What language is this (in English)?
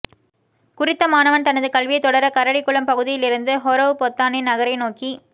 Tamil